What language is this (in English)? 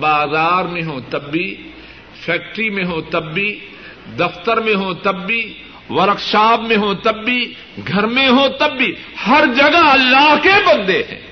Urdu